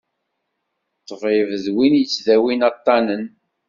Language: Kabyle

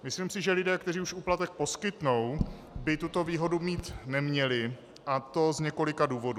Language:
Czech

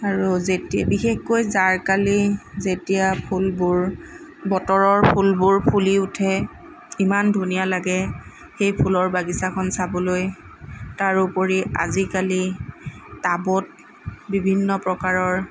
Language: Assamese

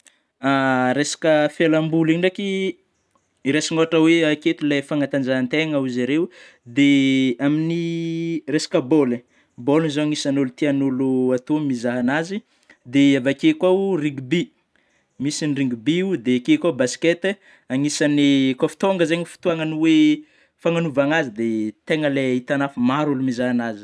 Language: Northern Betsimisaraka Malagasy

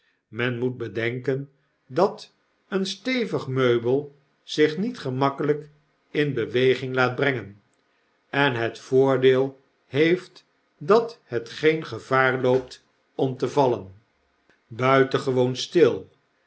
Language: Dutch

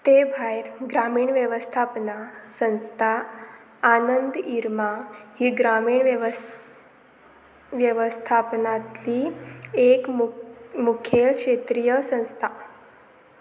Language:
Konkani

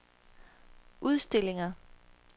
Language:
Danish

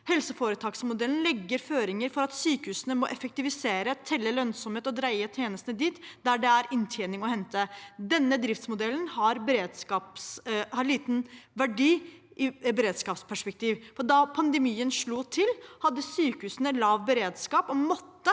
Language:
Norwegian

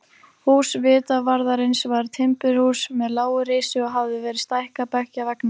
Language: Icelandic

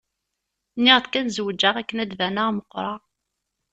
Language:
Kabyle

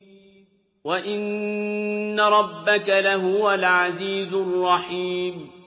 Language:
Arabic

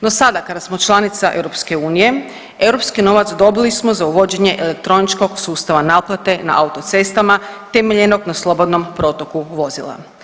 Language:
Croatian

